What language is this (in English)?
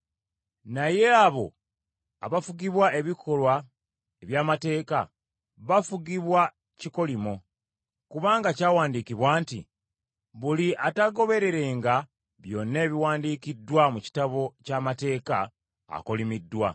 Ganda